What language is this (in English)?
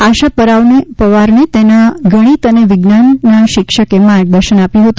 Gujarati